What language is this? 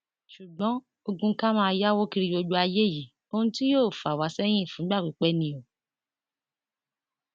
Yoruba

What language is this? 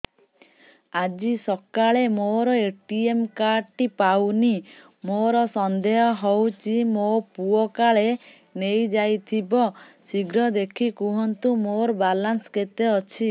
Odia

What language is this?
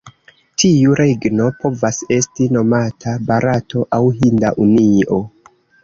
Esperanto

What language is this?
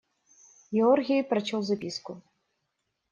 Russian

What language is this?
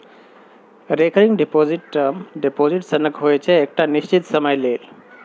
Maithili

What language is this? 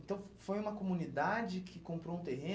Portuguese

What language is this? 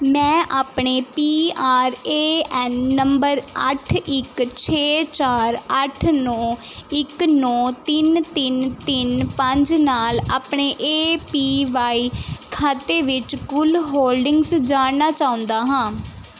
Punjabi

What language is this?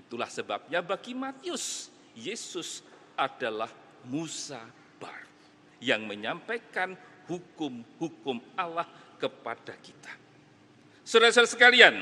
Indonesian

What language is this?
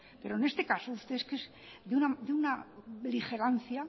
Spanish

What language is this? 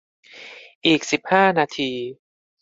Thai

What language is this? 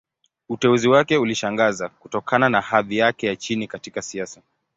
Swahili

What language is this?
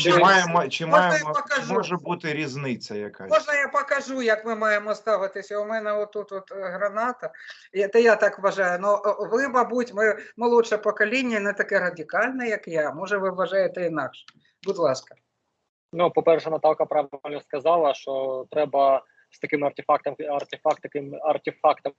Ukrainian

